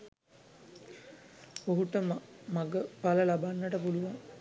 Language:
Sinhala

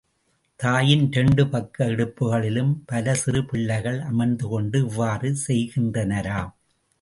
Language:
Tamil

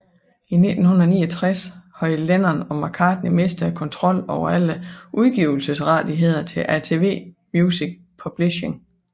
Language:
Danish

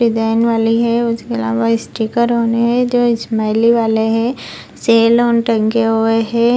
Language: Hindi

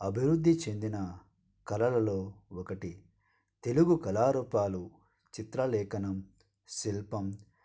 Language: Telugu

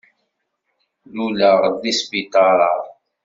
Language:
Kabyle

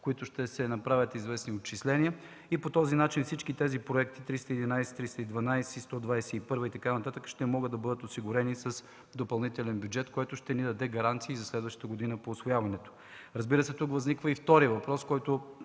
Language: Bulgarian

